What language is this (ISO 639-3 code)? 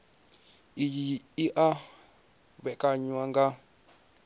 ven